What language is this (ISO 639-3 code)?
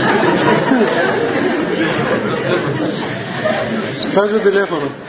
ell